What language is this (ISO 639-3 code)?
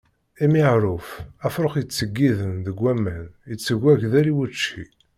kab